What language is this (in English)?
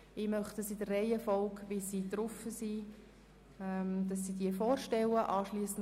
Swiss German